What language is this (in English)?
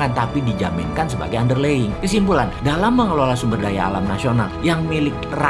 Indonesian